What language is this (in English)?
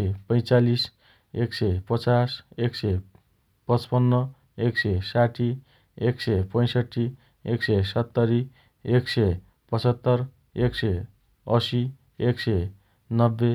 Dotyali